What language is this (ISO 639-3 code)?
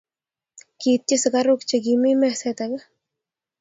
kln